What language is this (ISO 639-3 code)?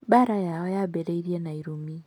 kik